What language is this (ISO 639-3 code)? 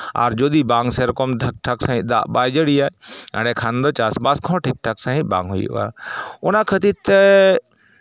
sat